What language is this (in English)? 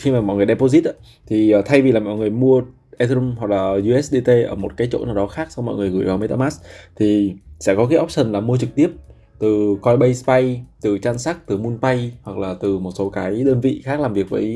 Vietnamese